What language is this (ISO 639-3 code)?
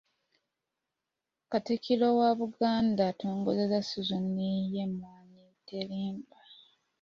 lug